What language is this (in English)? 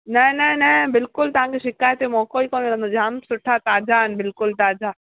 Sindhi